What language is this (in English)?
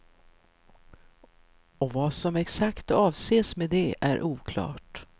Swedish